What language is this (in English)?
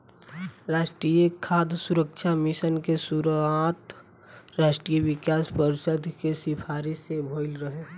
Bhojpuri